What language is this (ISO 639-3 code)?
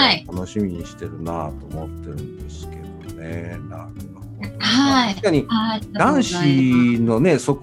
jpn